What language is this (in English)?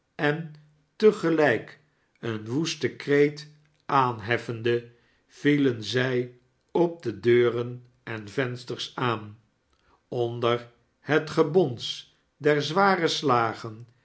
Dutch